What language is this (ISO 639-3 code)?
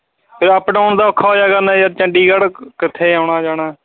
pan